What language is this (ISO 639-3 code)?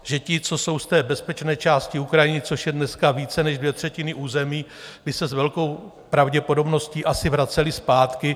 ces